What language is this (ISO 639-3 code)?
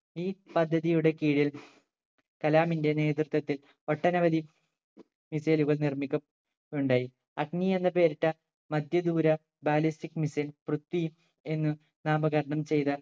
mal